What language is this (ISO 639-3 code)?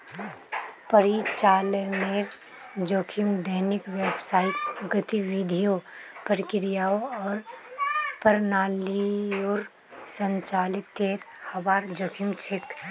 mag